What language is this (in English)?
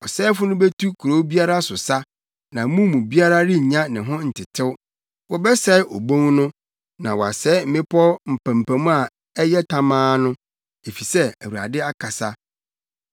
Akan